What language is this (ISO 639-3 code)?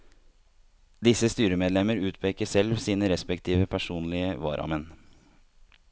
nor